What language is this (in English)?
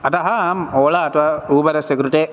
Sanskrit